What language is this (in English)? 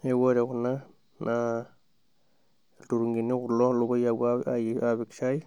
Masai